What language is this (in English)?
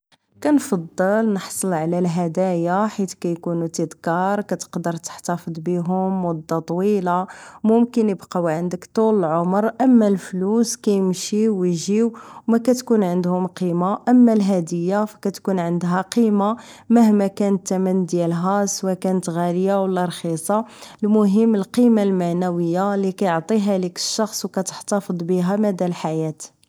Moroccan Arabic